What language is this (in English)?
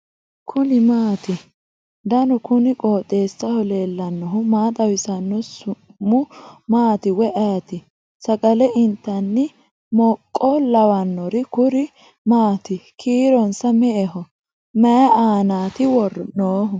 Sidamo